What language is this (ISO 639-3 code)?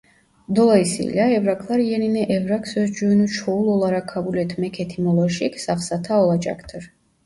tur